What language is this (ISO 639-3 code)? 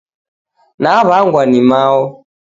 dav